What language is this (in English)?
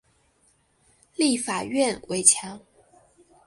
Chinese